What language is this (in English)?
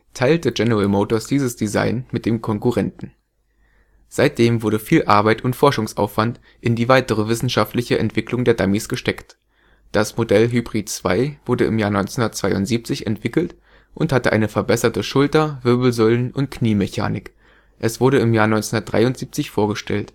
German